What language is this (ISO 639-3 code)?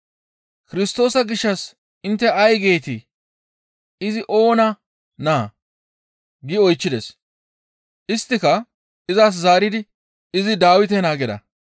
gmv